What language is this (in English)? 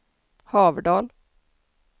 Swedish